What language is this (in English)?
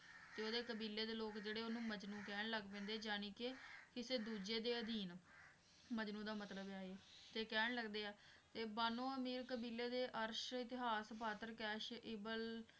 Punjabi